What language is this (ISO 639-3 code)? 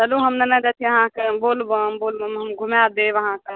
mai